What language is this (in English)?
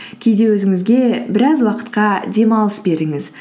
Kazakh